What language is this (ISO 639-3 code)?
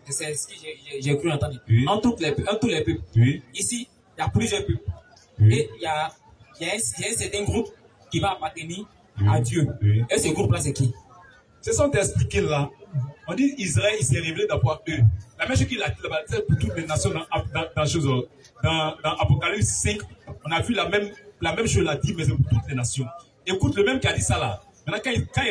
fra